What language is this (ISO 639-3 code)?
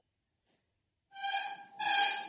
ori